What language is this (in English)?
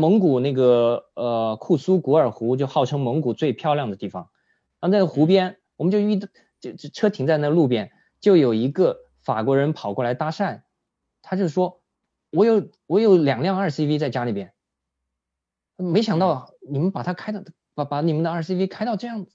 Chinese